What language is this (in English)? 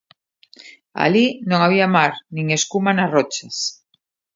Galician